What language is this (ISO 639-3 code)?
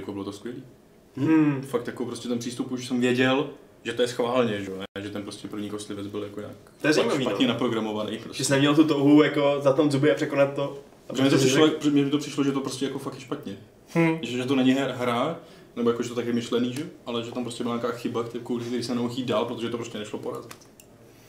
ces